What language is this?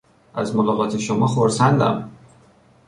Persian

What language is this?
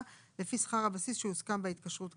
Hebrew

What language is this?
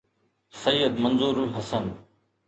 Sindhi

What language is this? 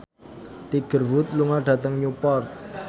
Javanese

